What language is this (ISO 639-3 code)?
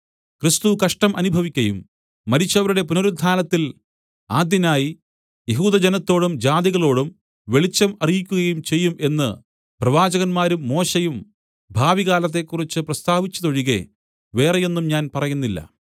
mal